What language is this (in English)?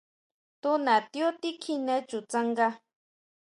Huautla Mazatec